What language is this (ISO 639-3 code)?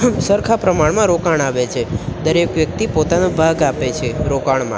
guj